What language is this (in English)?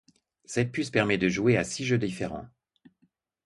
French